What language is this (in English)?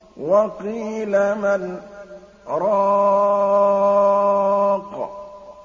Arabic